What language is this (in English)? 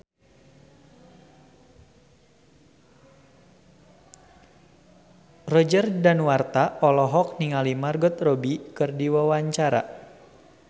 Sundanese